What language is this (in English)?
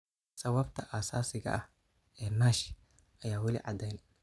Somali